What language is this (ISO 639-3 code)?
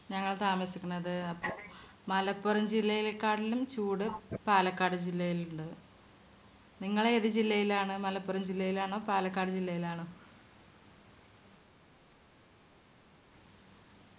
mal